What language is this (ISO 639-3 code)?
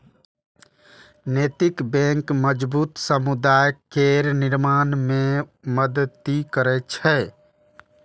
mai